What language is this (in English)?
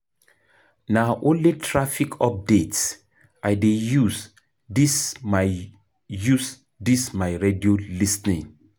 Nigerian Pidgin